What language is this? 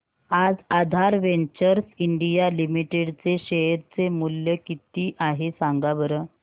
Marathi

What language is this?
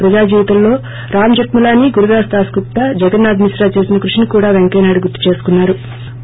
Telugu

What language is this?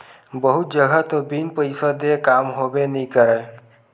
Chhattisgarhi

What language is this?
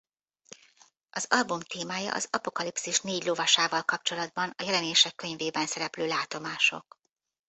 Hungarian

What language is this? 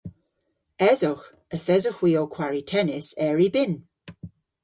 Cornish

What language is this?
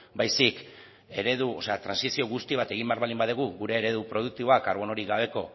Basque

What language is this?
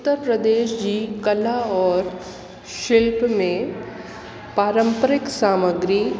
Sindhi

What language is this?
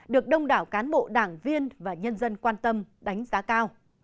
Vietnamese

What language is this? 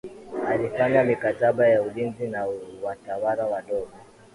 Swahili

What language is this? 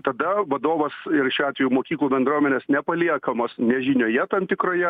Lithuanian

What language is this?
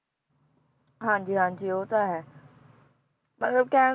Punjabi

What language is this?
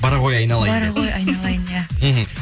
Kazakh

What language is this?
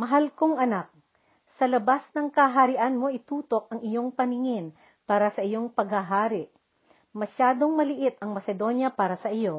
Filipino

